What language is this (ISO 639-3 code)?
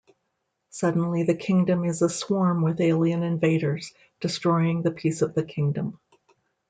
eng